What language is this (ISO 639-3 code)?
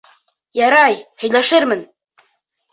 bak